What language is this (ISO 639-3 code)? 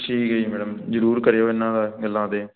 pan